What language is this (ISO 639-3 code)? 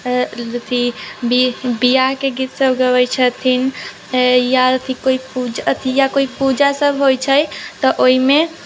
mai